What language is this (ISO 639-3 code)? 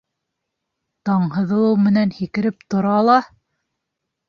bak